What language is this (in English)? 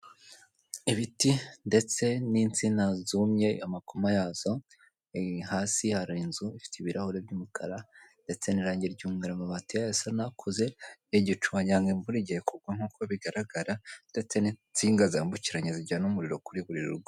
Kinyarwanda